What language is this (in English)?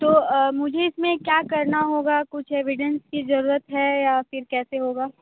Hindi